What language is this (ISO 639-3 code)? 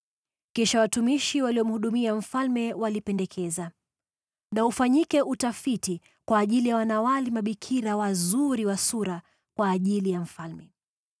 swa